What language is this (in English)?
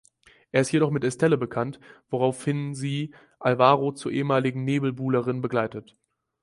German